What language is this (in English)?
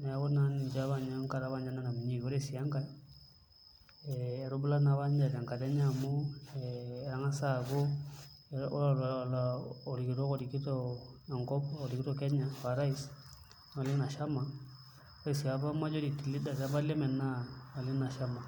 Masai